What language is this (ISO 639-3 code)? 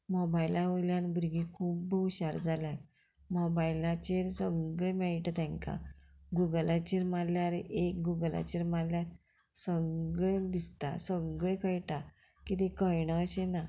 kok